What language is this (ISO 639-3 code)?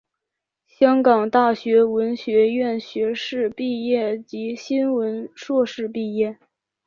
zho